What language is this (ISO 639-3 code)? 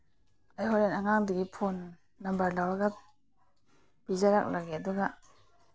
mni